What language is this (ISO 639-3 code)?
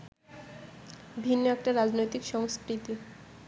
ben